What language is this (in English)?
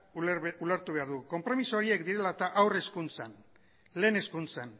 Basque